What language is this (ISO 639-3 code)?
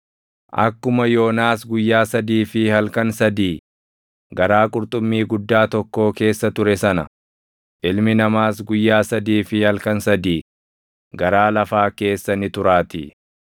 orm